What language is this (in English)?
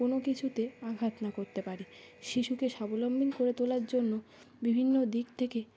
Bangla